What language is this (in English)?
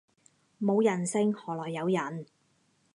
Cantonese